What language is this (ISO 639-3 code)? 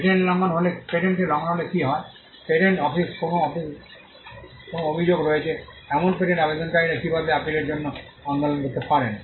ben